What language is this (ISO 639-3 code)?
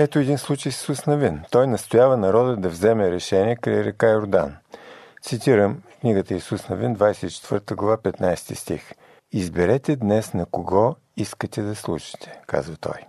bul